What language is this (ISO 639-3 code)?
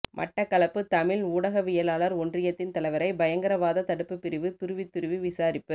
tam